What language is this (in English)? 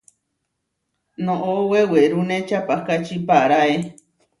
Huarijio